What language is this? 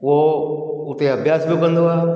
Sindhi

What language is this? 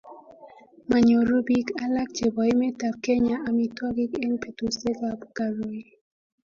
Kalenjin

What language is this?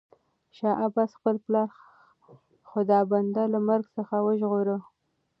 Pashto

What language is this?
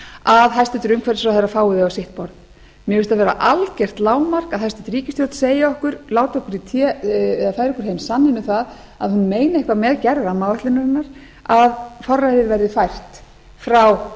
Icelandic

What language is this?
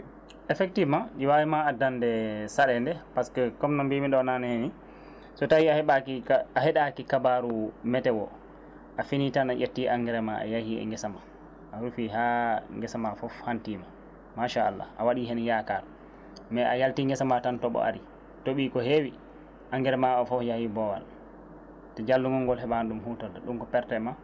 Fula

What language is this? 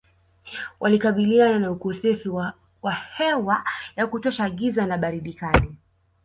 Swahili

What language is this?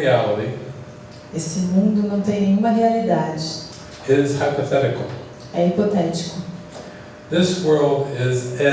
Portuguese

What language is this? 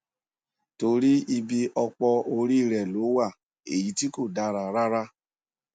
Yoruba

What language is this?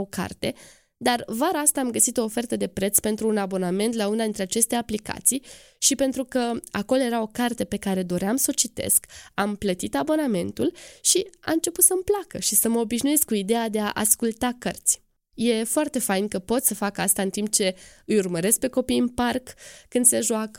Romanian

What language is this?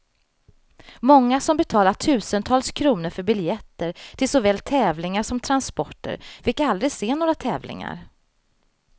Swedish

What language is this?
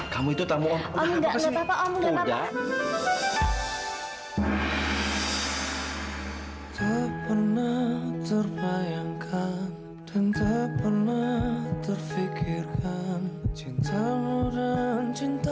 Indonesian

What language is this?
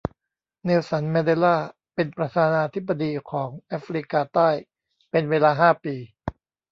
Thai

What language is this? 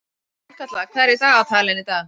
Icelandic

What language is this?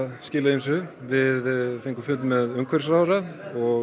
Icelandic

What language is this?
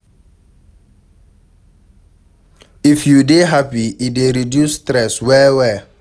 Nigerian Pidgin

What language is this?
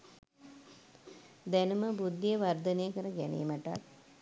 Sinhala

